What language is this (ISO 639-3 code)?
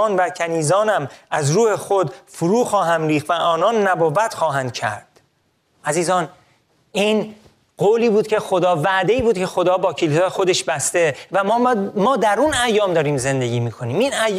fas